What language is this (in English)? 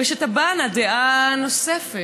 Hebrew